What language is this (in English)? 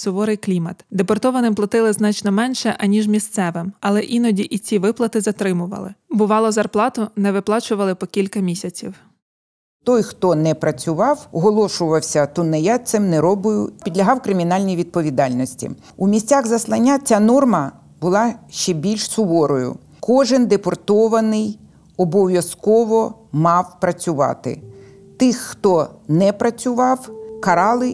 Ukrainian